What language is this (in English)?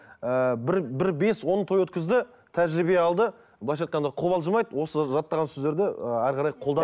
Kazakh